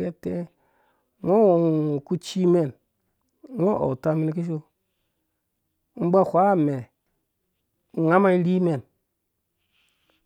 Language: Dũya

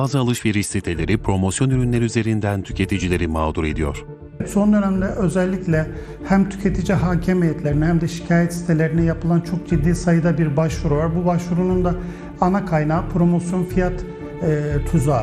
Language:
Turkish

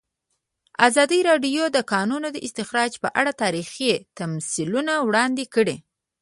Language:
Pashto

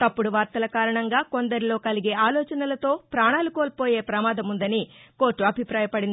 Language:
Telugu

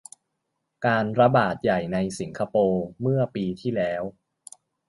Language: Thai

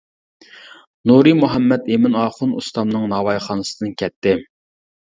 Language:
Uyghur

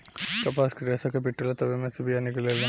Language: Bhojpuri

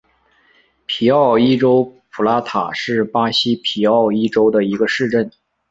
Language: Chinese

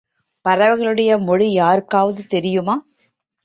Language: Tamil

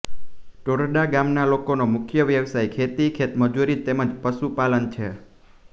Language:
Gujarati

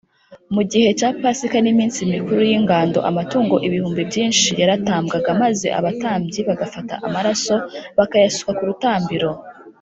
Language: Kinyarwanda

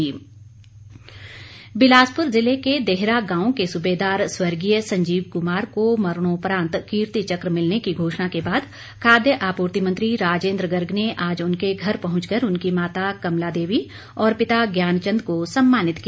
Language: Hindi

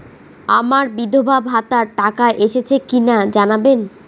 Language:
Bangla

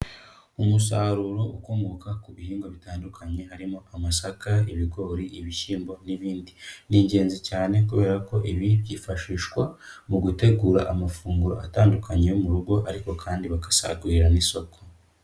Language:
Kinyarwanda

